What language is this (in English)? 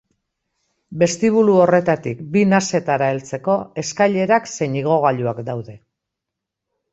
Basque